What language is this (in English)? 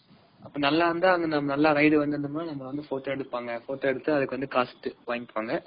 Tamil